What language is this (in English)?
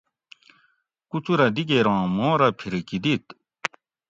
Gawri